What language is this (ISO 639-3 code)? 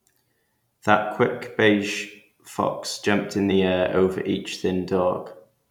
eng